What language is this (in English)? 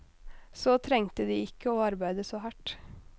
Norwegian